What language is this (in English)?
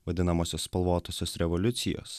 Lithuanian